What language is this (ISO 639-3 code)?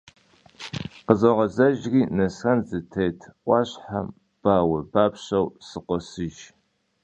kbd